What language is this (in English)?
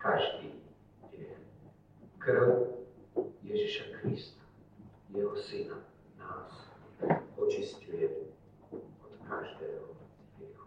Slovak